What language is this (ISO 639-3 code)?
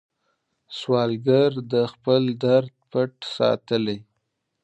pus